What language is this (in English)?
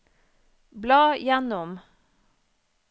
Norwegian